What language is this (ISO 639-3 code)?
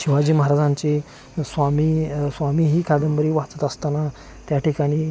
mar